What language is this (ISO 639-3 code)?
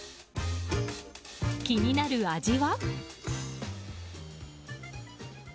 jpn